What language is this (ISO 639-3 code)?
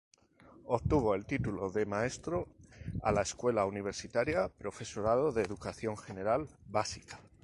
spa